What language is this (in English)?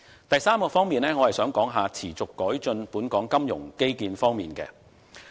Cantonese